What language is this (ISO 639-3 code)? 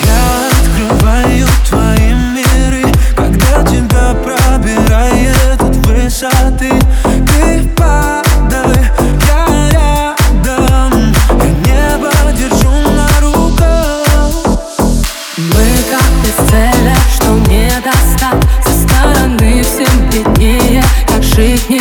ukr